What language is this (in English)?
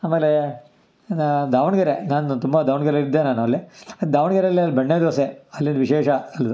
Kannada